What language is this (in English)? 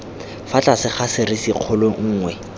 Tswana